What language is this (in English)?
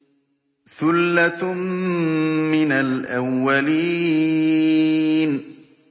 Arabic